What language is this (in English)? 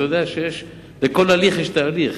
Hebrew